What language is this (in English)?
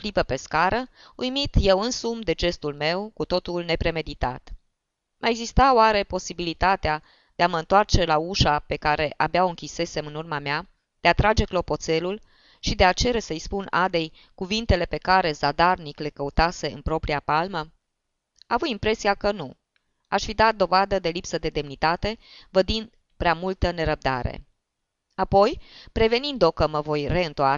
Romanian